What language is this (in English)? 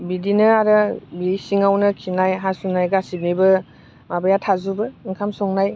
Bodo